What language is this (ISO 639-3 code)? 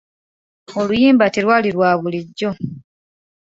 lug